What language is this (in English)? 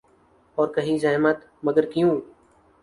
Urdu